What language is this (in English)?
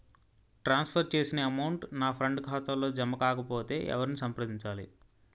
Telugu